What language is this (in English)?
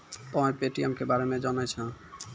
Maithili